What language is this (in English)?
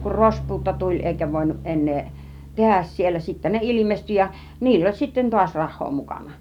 Finnish